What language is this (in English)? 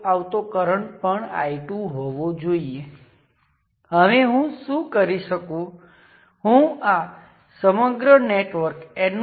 Gujarati